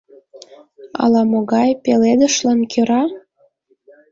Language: Mari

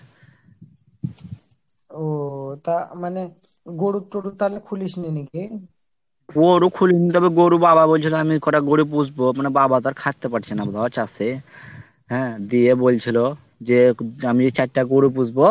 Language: Bangla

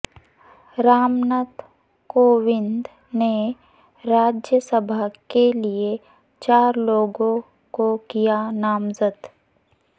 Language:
Urdu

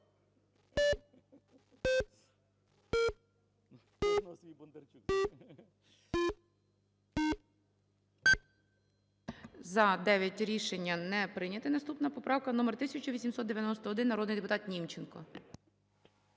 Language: Ukrainian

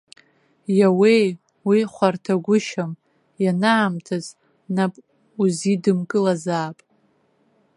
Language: Abkhazian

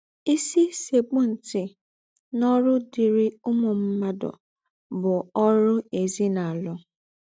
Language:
Igbo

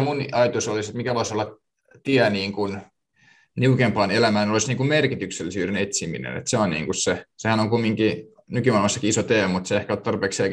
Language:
Finnish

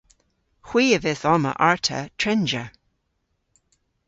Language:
Cornish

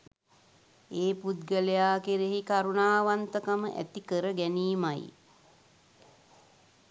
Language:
Sinhala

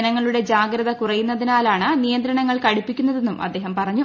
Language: Malayalam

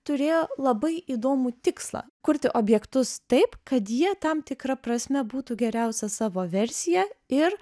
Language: Lithuanian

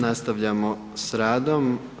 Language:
Croatian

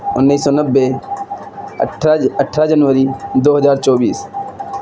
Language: Urdu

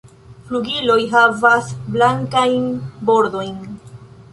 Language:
Esperanto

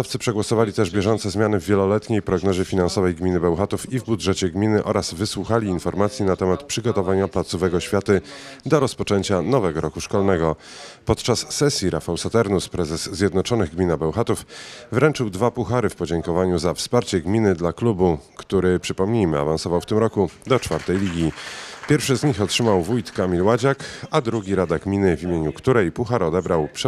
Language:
Polish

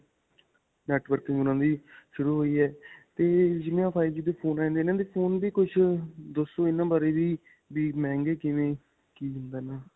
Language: Punjabi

